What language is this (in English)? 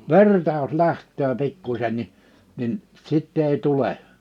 Finnish